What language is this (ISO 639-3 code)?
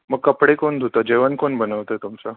mar